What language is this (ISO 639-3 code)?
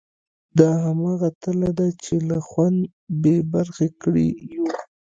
pus